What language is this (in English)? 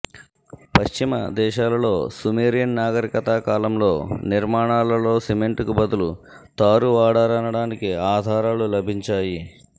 Telugu